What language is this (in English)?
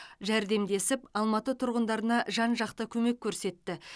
Kazakh